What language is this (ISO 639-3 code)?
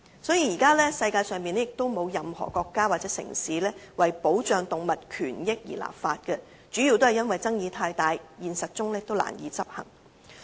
yue